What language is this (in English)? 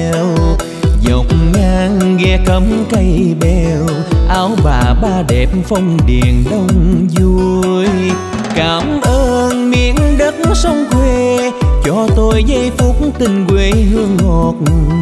Vietnamese